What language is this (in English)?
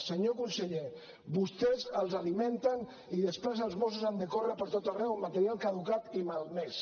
Catalan